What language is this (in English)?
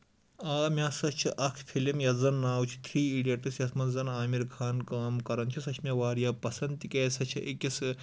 Kashmiri